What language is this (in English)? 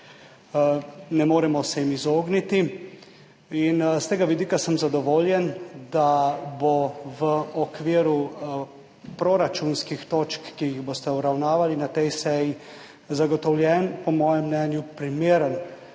Slovenian